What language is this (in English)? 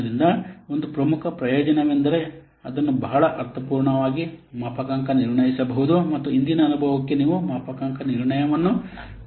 Kannada